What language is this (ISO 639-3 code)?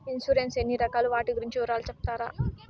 tel